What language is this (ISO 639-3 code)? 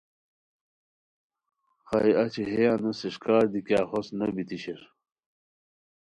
khw